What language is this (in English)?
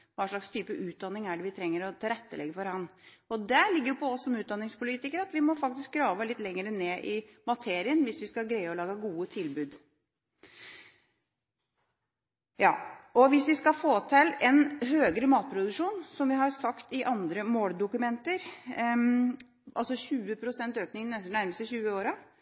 Norwegian Bokmål